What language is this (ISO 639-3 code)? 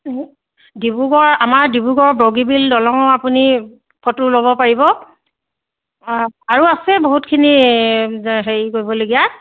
asm